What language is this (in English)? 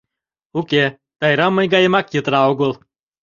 Mari